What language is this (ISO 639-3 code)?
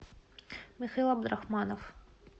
rus